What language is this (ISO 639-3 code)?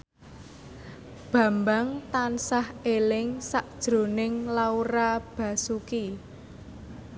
jav